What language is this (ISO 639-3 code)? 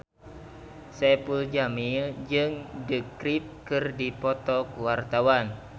sun